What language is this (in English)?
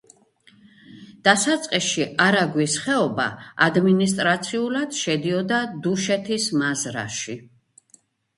Georgian